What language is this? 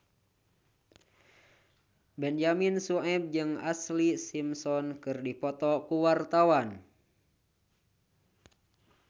Sundanese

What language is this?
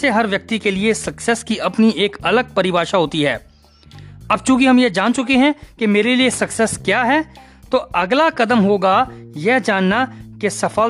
Hindi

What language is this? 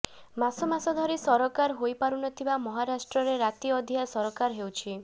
Odia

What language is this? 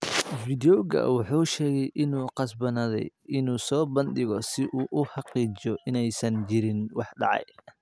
Somali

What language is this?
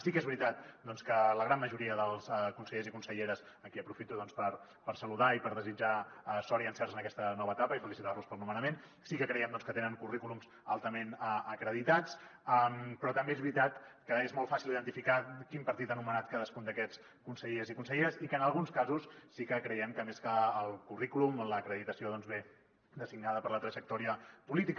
Catalan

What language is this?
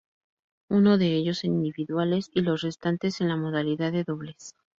Spanish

